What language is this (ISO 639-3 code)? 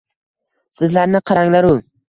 uzb